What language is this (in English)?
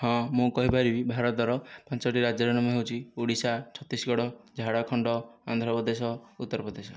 Odia